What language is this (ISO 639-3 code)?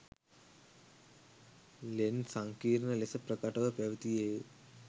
sin